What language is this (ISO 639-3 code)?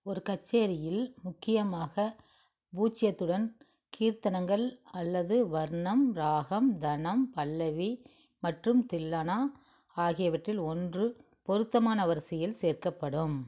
tam